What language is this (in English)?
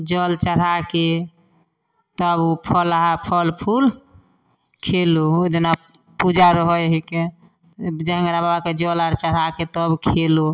Maithili